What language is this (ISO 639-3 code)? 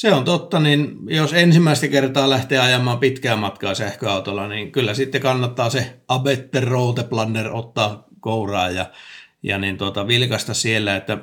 fin